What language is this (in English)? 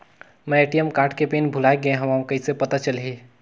Chhattisgarhi